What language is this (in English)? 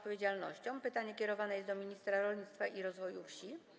Polish